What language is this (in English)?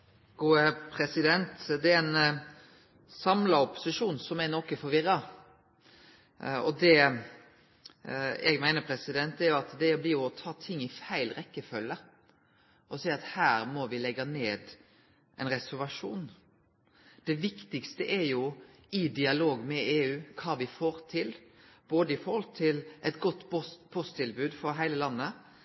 Norwegian Nynorsk